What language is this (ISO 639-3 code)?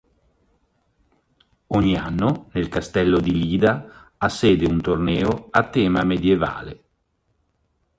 ita